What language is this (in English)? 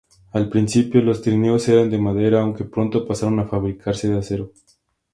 Spanish